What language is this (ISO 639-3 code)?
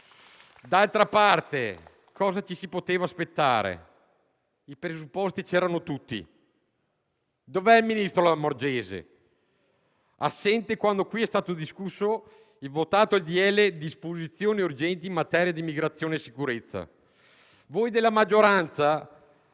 ita